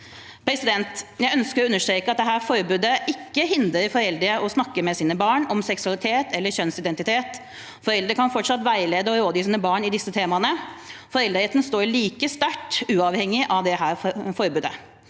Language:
Norwegian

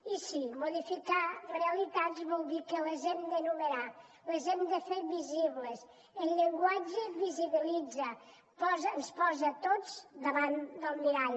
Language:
Catalan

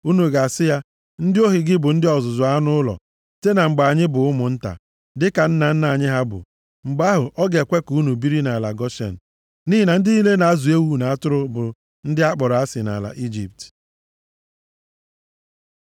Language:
Igbo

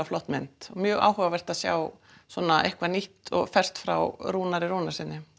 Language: Icelandic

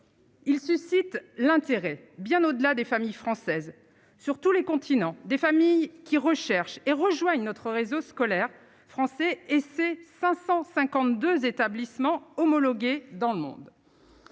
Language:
French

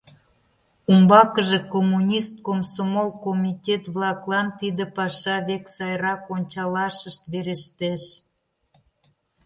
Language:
Mari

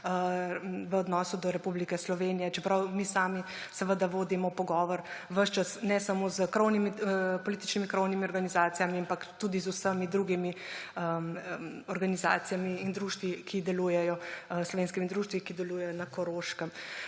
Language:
Slovenian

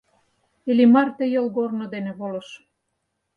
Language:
Mari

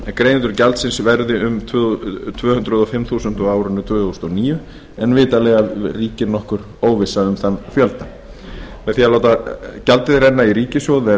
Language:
Icelandic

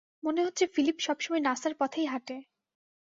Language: Bangla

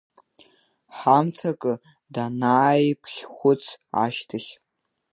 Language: Abkhazian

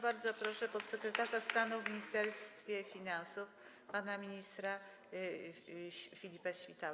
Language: Polish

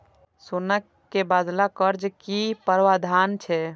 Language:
Maithili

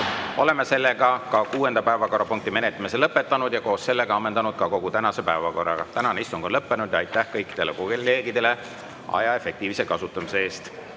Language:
Estonian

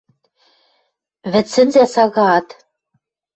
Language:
Western Mari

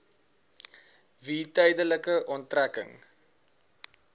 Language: Afrikaans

